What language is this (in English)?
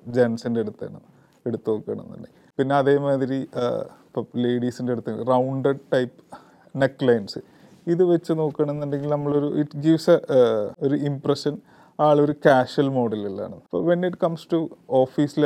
Malayalam